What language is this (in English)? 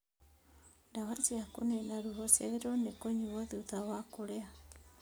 Kikuyu